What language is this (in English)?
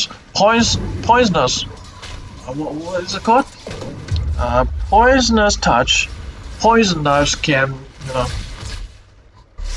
English